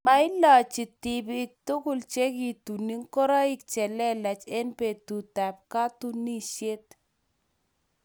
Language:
Kalenjin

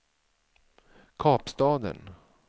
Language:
Swedish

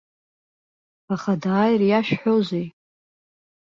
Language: Abkhazian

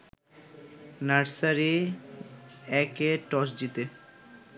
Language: Bangla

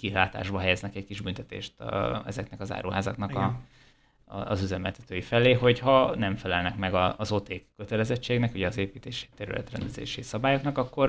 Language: Hungarian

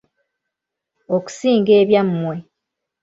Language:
Ganda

